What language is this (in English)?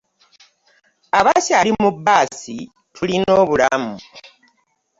Ganda